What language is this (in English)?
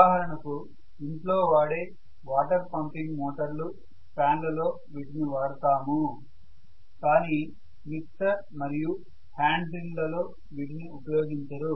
Telugu